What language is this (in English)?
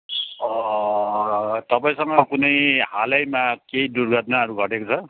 Nepali